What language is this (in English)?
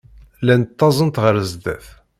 Kabyle